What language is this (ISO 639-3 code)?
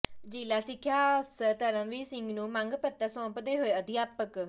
pan